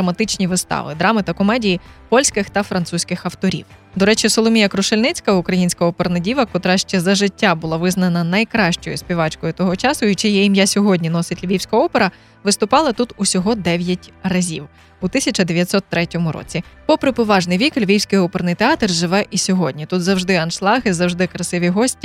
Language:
Ukrainian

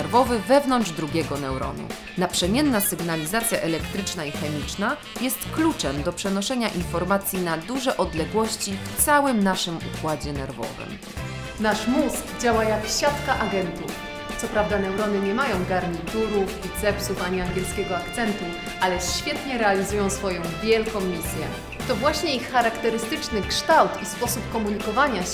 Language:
Polish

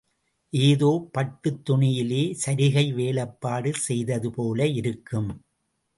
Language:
Tamil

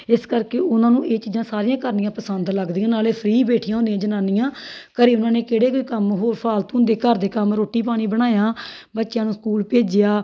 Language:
Punjabi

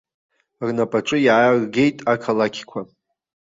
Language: Abkhazian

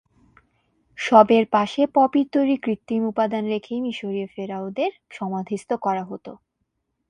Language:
Bangla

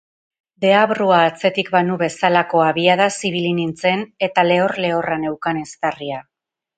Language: Basque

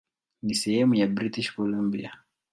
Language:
Swahili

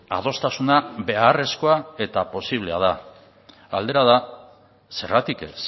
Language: Basque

